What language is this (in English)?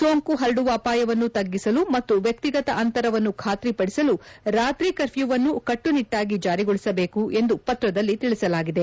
Kannada